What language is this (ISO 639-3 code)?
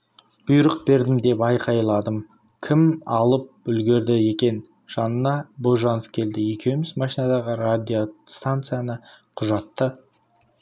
kaz